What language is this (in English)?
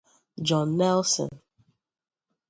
Igbo